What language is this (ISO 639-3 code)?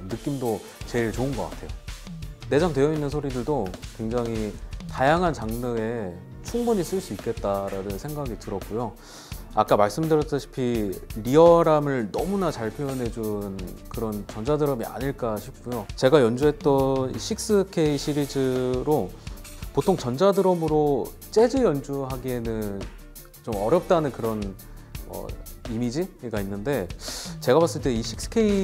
kor